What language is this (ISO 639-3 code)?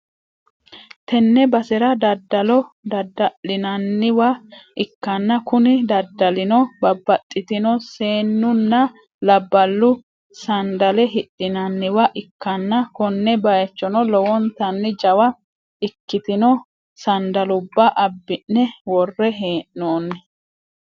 sid